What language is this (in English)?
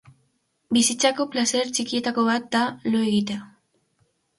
Basque